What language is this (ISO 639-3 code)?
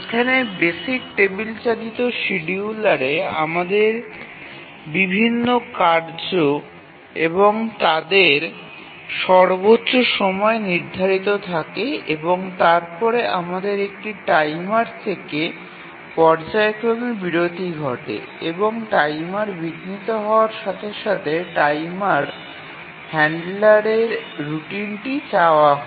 ben